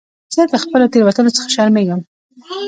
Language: Pashto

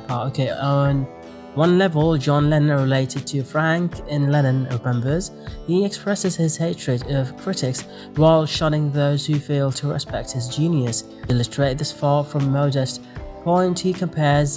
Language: English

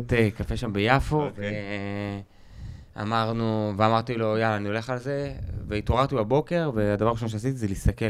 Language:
Hebrew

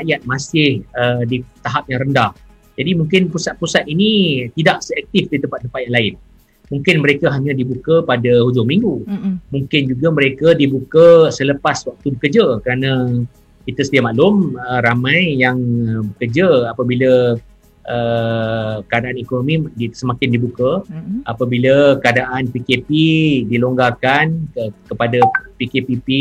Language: Malay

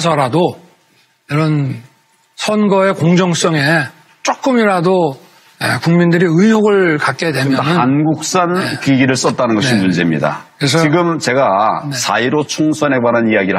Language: Korean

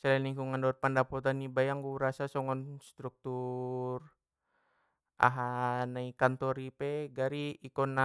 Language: Batak Mandailing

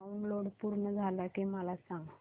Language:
Marathi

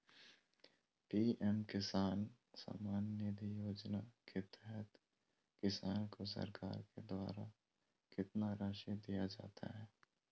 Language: Magahi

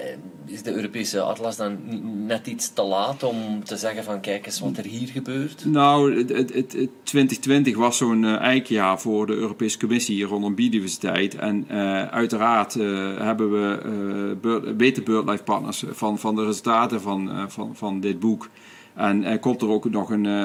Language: Dutch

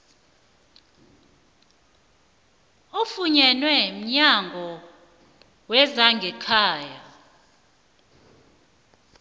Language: South Ndebele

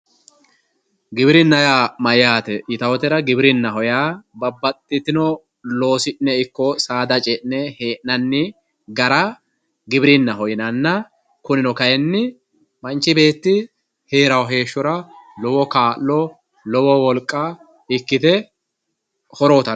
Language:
Sidamo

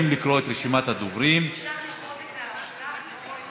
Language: Hebrew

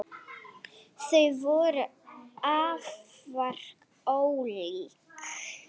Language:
Icelandic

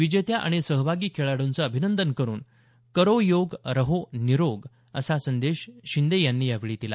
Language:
Marathi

